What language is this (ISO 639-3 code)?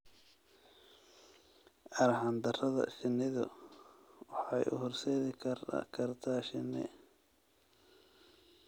som